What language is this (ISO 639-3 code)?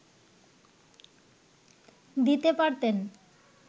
ben